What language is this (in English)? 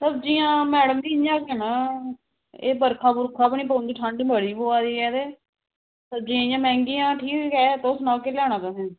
Dogri